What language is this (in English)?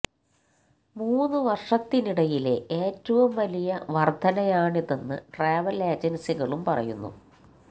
Malayalam